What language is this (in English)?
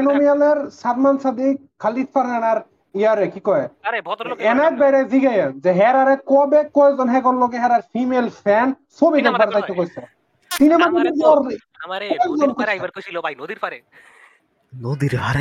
Bangla